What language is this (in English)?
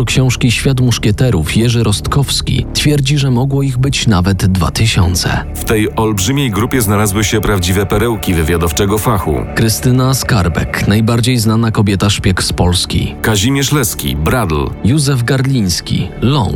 Polish